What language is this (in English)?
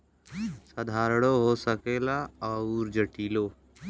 Bhojpuri